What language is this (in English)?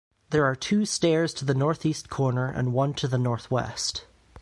English